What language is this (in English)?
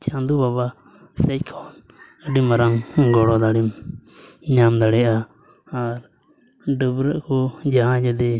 Santali